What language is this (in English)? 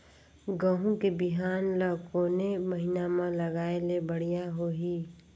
Chhattisgarhi